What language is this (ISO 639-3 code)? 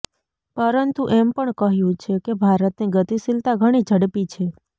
guj